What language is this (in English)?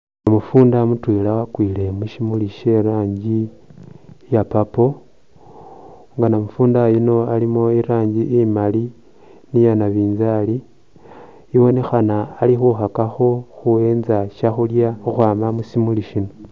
Masaaba